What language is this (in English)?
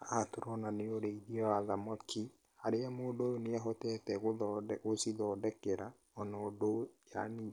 Kikuyu